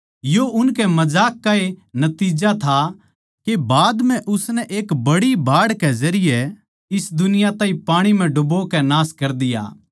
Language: Haryanvi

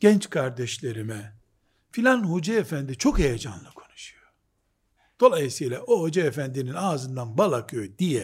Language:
Turkish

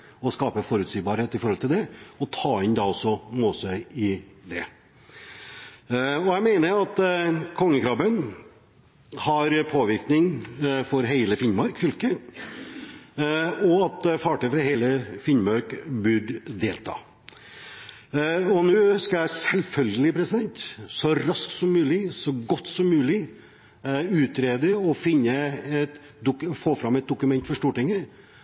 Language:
Norwegian Bokmål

